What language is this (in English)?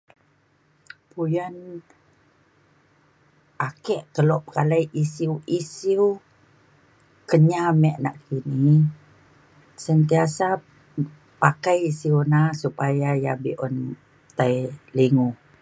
Mainstream Kenyah